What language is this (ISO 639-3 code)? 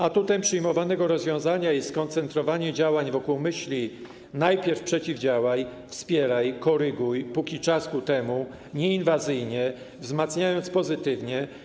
pol